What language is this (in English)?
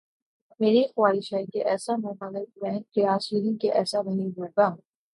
Urdu